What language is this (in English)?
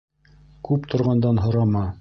Bashkir